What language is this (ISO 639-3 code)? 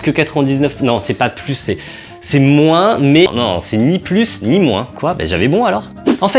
fra